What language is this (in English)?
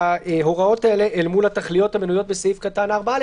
Hebrew